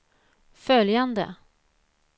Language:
Swedish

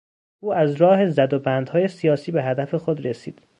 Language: Persian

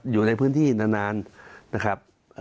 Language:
Thai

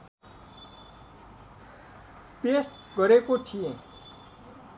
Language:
Nepali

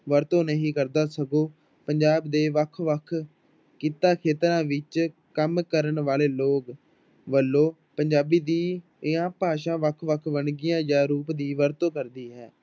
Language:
Punjabi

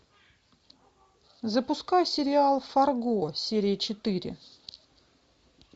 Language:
Russian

